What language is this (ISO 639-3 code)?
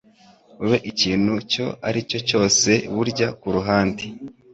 kin